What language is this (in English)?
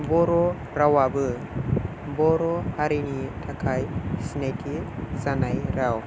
Bodo